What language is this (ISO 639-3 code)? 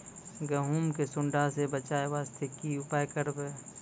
mai